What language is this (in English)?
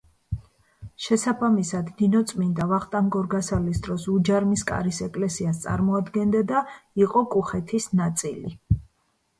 Georgian